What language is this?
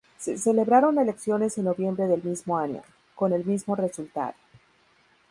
Spanish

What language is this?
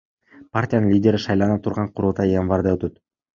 Kyrgyz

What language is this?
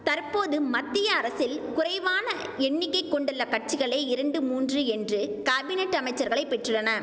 Tamil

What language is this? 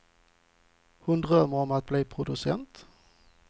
Swedish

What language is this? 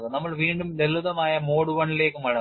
Malayalam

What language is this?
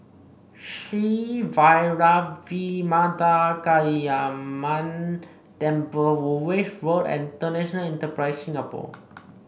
English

